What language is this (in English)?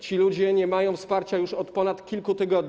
Polish